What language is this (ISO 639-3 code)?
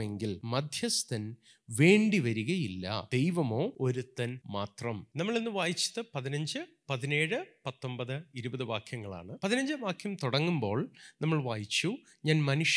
mal